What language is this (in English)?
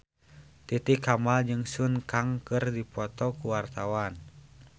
Sundanese